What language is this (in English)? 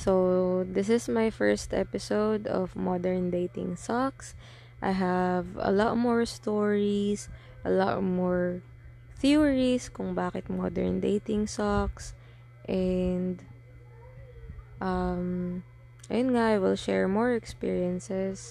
Filipino